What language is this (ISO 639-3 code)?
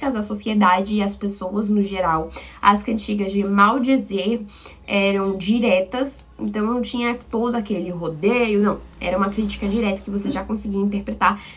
por